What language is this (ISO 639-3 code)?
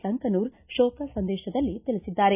kan